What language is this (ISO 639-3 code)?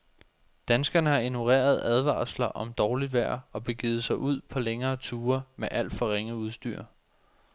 dan